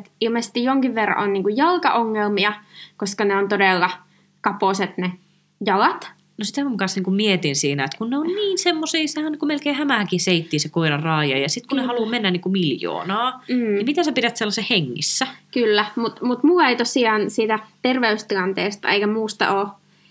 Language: Finnish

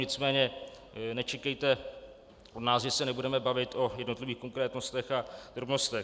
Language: Czech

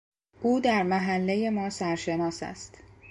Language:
Persian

